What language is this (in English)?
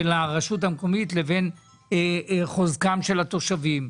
Hebrew